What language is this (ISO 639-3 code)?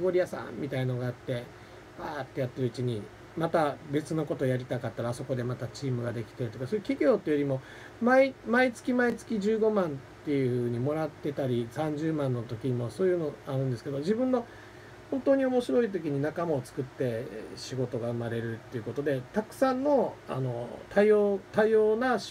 jpn